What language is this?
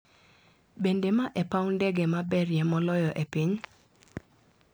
Luo (Kenya and Tanzania)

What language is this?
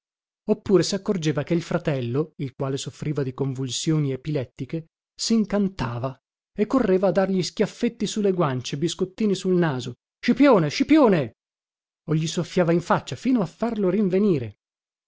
Italian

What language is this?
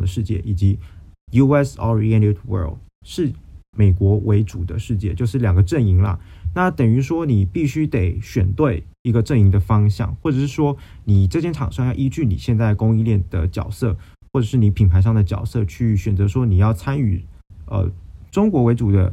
Chinese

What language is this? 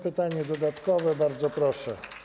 Polish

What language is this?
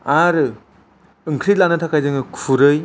Bodo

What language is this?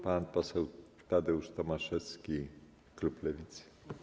Polish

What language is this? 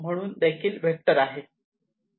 Marathi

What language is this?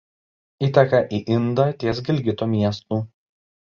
Lithuanian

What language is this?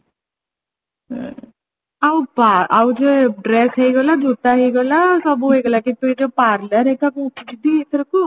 Odia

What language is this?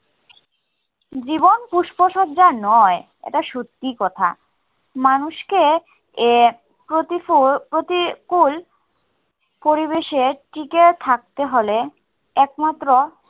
Bangla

